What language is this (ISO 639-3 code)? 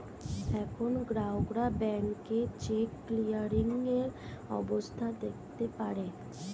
ben